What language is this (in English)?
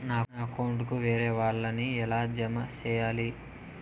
Telugu